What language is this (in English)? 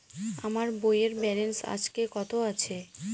Bangla